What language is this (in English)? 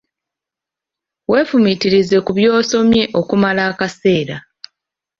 Ganda